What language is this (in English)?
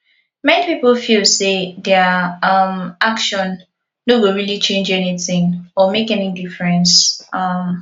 Nigerian Pidgin